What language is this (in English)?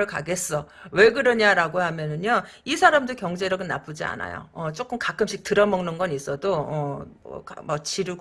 Korean